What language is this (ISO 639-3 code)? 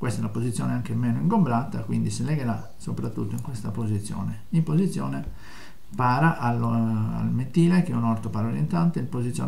ita